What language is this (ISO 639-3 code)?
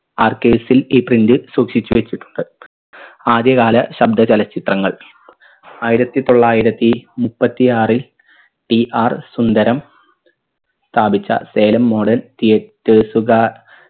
mal